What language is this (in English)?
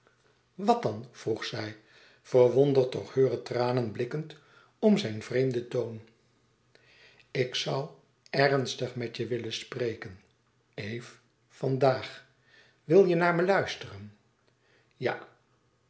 Dutch